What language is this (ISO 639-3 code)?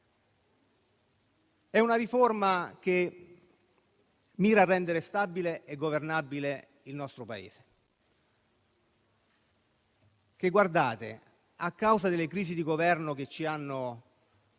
ita